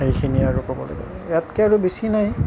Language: Assamese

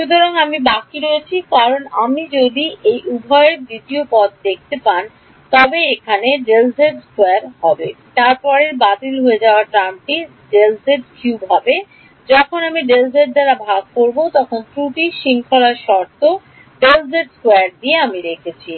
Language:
Bangla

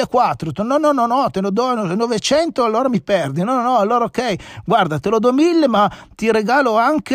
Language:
Italian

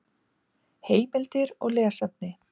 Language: Icelandic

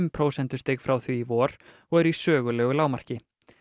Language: Icelandic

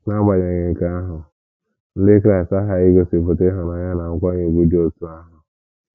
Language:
Igbo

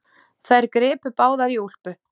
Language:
Icelandic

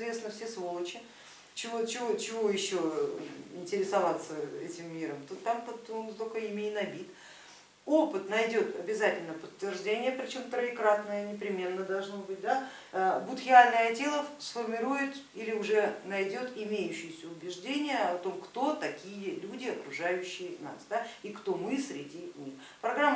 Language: Russian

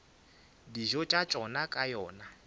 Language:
Northern Sotho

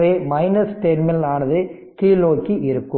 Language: Tamil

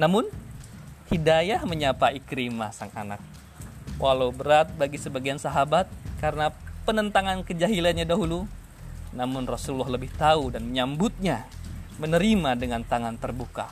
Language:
Indonesian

